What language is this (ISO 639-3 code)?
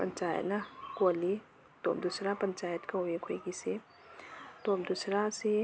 mni